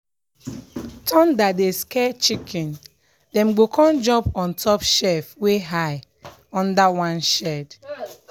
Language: Nigerian Pidgin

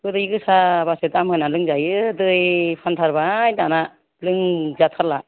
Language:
Bodo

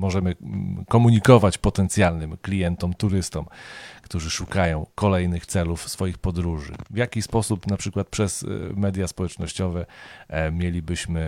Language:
Polish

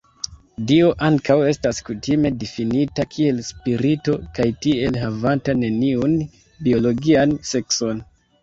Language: Esperanto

